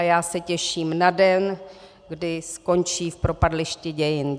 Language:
Czech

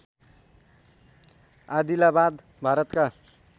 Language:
Nepali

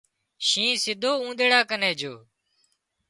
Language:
Wadiyara Koli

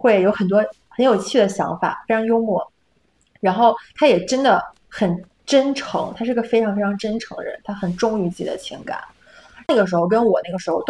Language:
Chinese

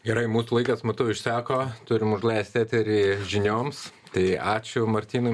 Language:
Lithuanian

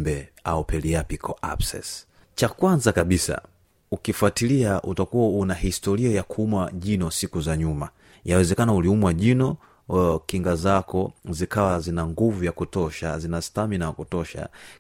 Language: Swahili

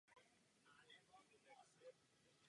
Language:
Czech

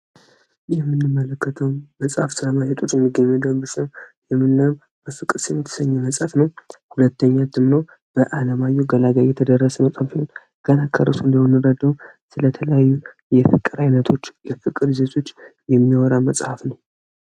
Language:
Amharic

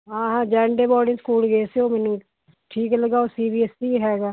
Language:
Punjabi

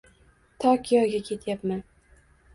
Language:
Uzbek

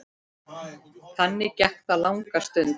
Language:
Icelandic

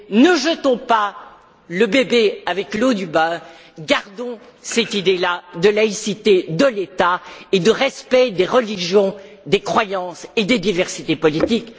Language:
French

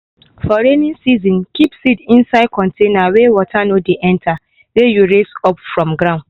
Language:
Nigerian Pidgin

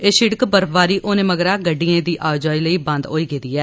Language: Dogri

